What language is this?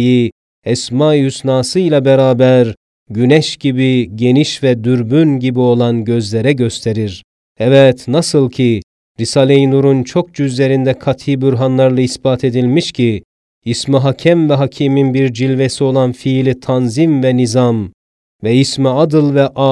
Turkish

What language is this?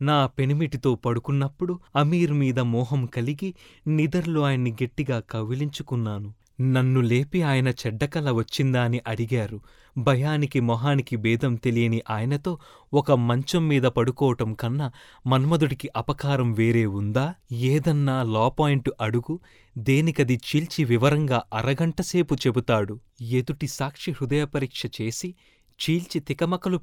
Telugu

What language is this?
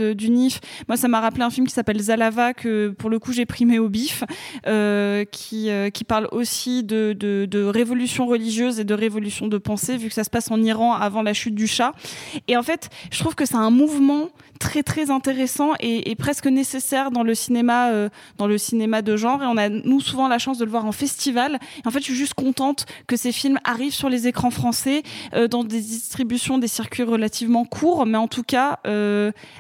French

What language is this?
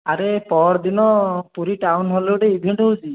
Odia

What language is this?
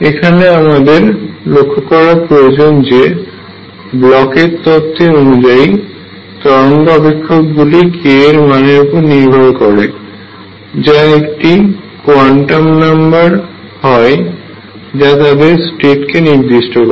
Bangla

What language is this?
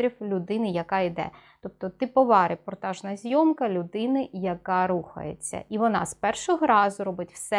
Ukrainian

